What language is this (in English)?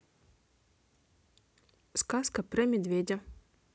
Russian